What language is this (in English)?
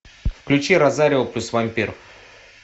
Russian